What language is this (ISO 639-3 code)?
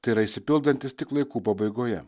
lit